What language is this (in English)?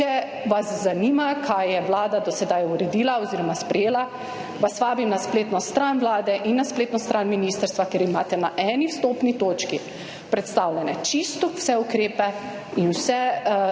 Slovenian